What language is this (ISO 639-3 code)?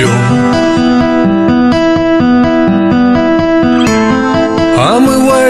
rus